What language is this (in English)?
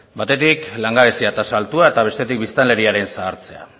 Basque